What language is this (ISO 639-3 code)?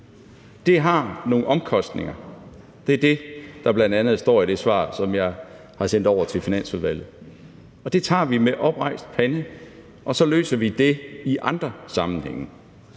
dan